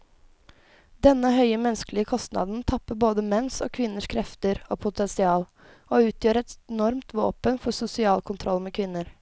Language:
Norwegian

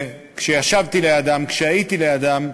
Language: Hebrew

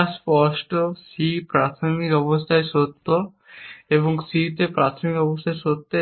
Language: Bangla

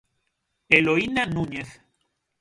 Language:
Galician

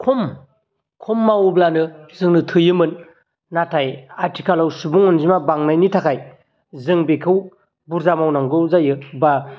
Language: Bodo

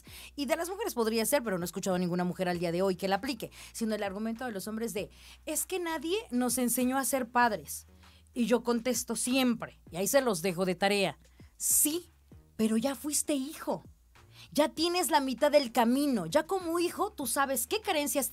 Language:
Spanish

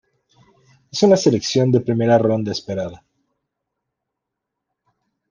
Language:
Spanish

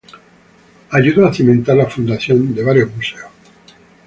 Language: Spanish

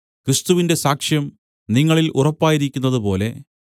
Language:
Malayalam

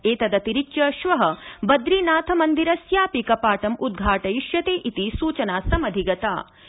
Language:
Sanskrit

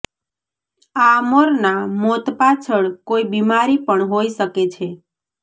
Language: Gujarati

